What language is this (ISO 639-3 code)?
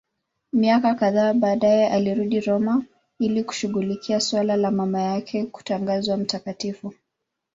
swa